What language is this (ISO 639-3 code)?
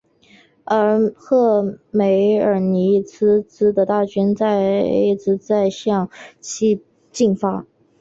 zho